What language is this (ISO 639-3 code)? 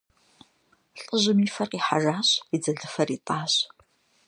kbd